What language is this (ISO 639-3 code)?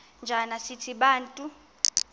xho